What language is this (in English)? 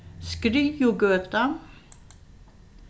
Faroese